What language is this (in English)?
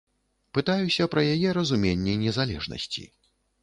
Belarusian